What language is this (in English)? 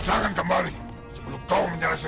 Indonesian